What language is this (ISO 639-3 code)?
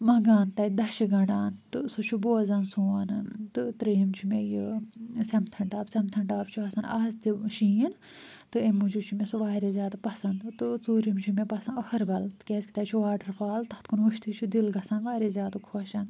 kas